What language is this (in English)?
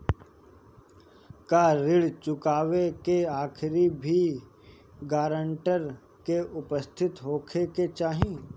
Bhojpuri